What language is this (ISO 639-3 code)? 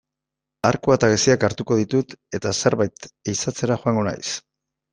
eus